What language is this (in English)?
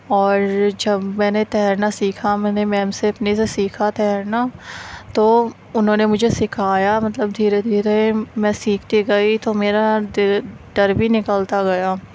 Urdu